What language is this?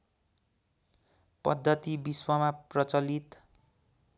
Nepali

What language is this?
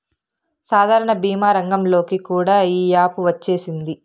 Telugu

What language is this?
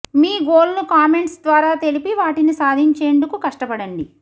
Telugu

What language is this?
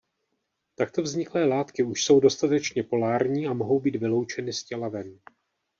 Czech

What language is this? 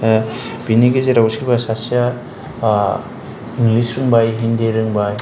Bodo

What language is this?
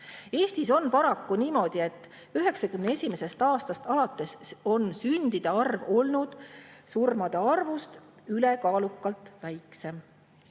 Estonian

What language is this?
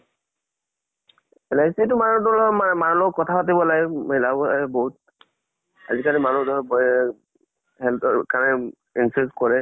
Assamese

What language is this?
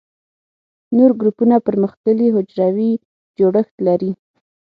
Pashto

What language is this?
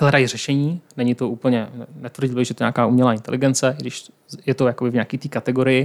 Czech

